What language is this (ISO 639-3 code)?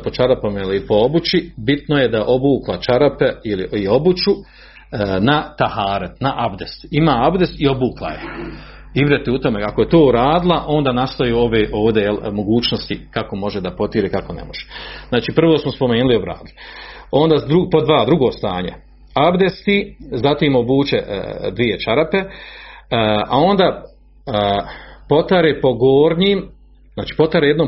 hrv